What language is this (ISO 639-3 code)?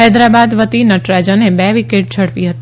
guj